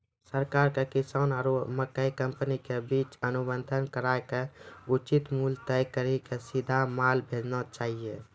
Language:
Maithili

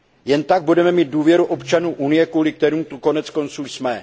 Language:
Czech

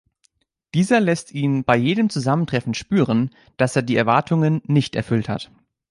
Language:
German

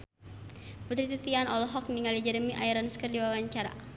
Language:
Sundanese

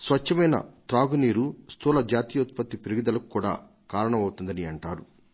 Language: Telugu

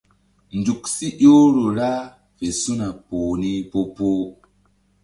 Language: Mbum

